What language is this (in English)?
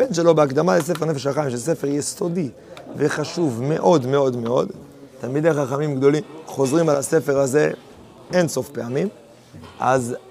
Hebrew